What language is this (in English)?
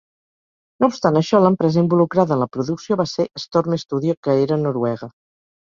Catalan